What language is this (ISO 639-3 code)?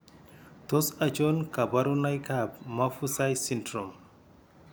kln